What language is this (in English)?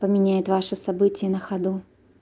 Russian